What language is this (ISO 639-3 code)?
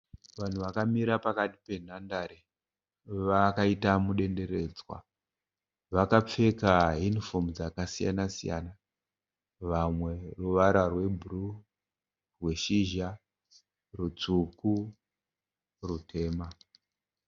sna